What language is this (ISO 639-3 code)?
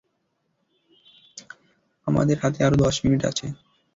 ben